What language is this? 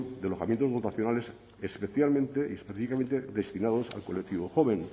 Spanish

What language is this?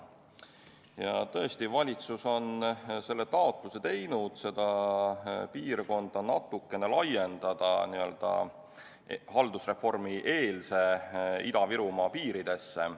Estonian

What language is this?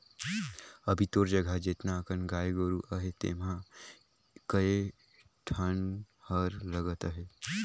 Chhattisgarhi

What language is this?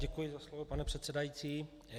Czech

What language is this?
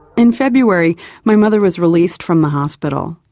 English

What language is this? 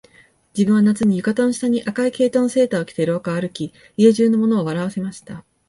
Japanese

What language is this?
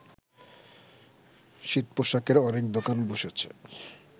Bangla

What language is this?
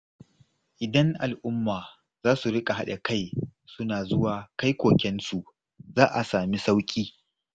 Hausa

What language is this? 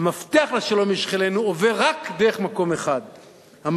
Hebrew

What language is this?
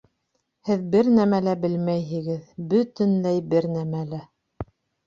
Bashkir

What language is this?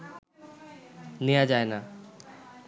Bangla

